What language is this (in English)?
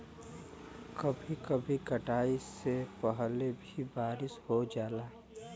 Bhojpuri